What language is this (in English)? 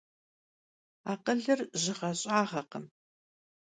Kabardian